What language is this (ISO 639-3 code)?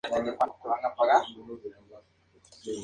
spa